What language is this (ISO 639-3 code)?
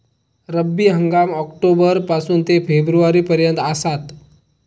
mar